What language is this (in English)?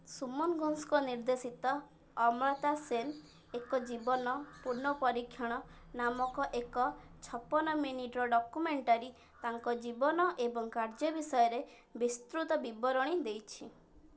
Odia